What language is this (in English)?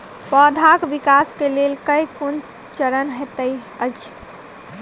Maithili